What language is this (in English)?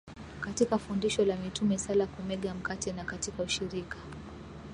Swahili